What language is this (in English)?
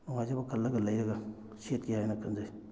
Manipuri